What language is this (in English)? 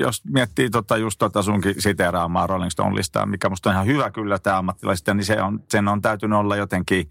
Finnish